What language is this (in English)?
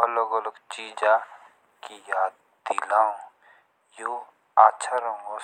Jaunsari